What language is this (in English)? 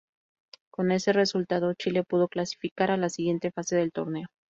Spanish